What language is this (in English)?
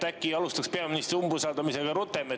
Estonian